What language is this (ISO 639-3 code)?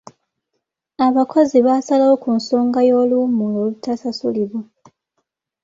lug